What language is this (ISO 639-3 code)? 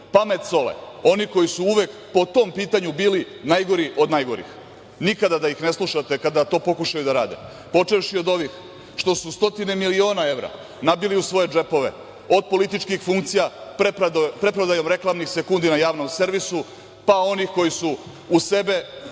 srp